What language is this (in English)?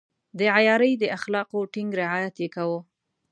Pashto